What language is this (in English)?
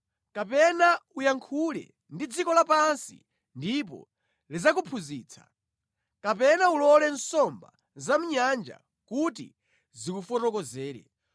Nyanja